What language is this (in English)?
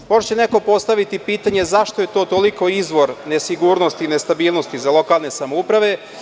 Serbian